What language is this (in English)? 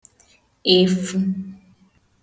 Igbo